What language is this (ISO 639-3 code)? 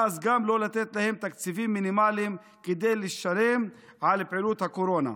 heb